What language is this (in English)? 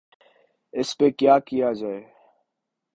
Urdu